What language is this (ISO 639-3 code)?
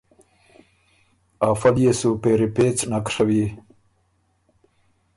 oru